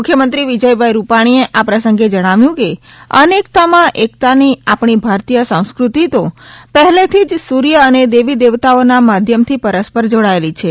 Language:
Gujarati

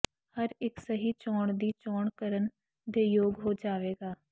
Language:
Punjabi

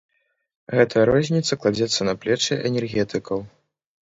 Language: Belarusian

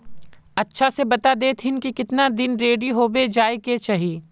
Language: Magahi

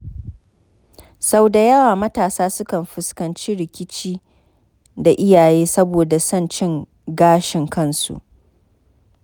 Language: Hausa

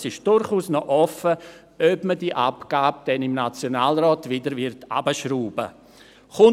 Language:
Swiss German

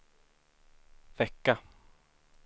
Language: Swedish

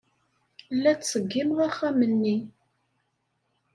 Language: Kabyle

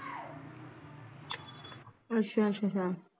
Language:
Punjabi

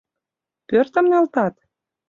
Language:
Mari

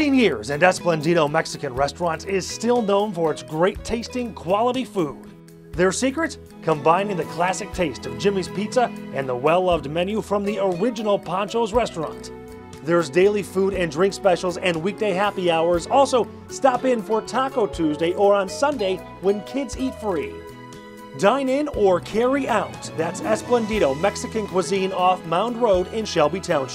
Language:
English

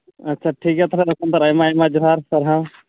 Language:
Santali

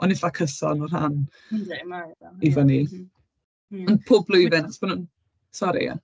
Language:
Welsh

